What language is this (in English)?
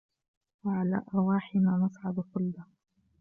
Arabic